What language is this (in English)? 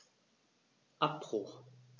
German